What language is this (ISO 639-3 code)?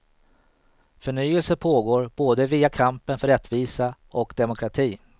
swe